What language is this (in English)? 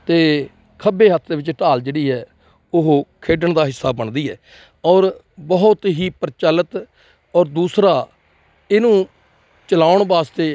Punjabi